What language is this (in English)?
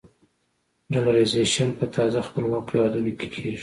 Pashto